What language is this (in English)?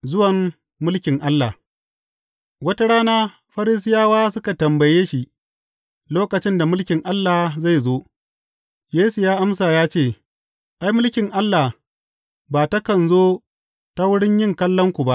Hausa